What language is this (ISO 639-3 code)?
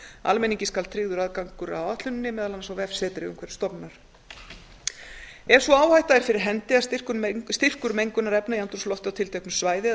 isl